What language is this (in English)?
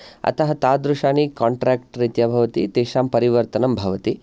Sanskrit